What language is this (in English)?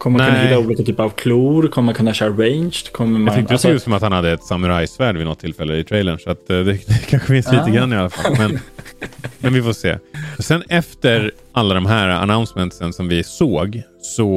Swedish